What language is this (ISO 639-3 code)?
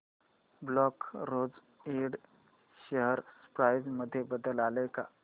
mar